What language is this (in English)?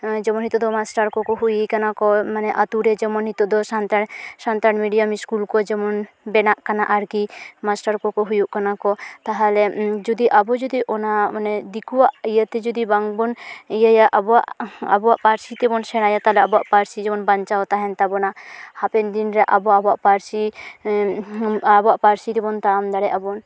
Santali